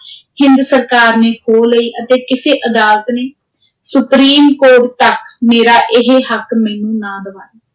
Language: Punjabi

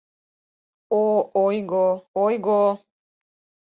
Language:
Mari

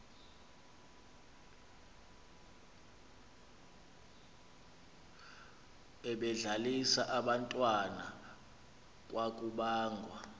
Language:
Xhosa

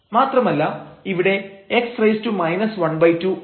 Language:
Malayalam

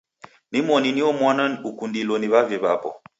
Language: Taita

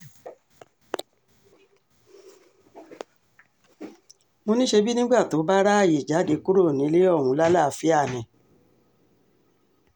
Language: Yoruba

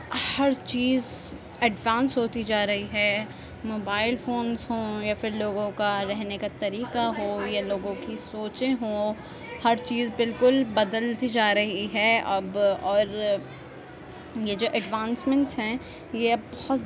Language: Urdu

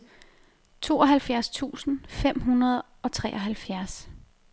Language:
Danish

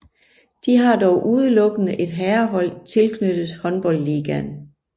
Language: Danish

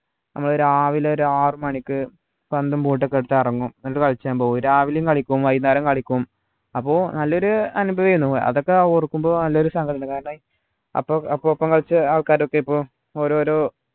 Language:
Malayalam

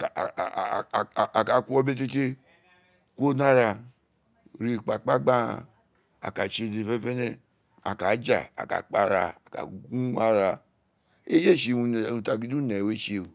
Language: Isekiri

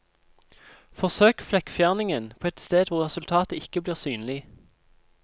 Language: Norwegian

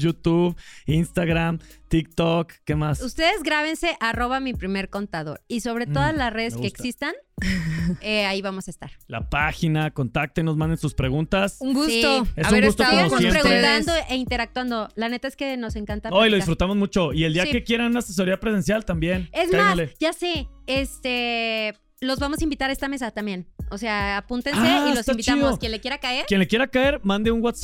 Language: Spanish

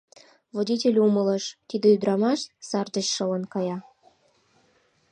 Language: Mari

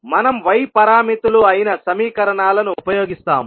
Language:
Telugu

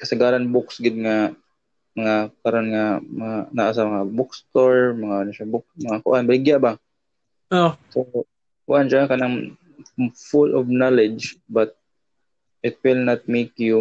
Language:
Filipino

